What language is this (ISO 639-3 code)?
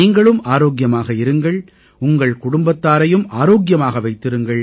tam